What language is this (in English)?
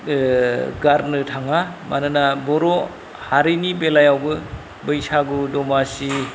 Bodo